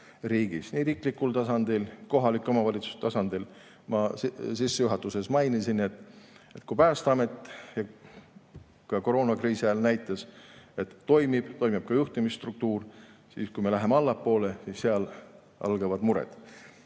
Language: Estonian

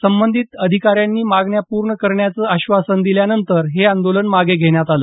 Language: Marathi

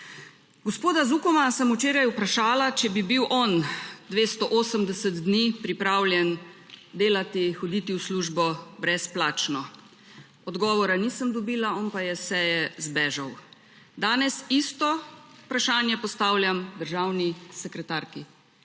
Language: Slovenian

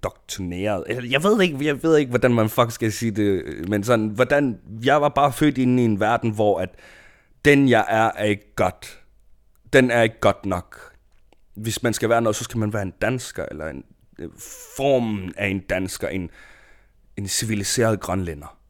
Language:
Danish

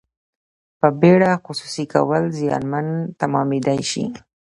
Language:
Pashto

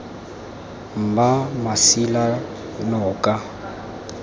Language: Tswana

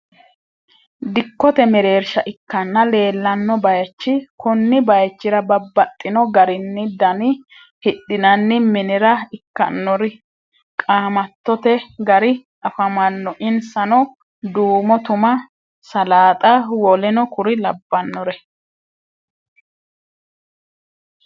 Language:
Sidamo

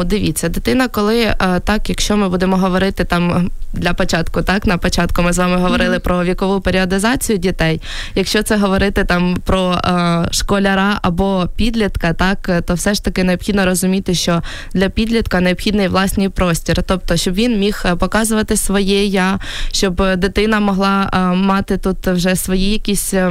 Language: Ukrainian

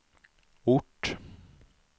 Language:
Swedish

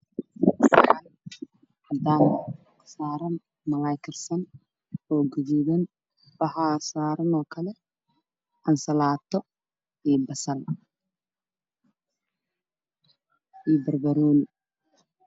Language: Somali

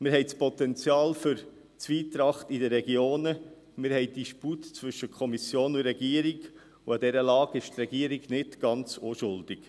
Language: Swiss German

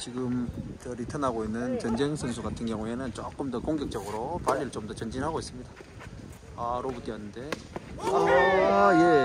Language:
Korean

